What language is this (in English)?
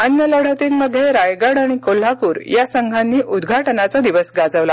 Marathi